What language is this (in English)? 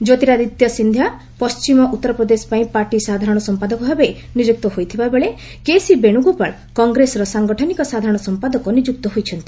Odia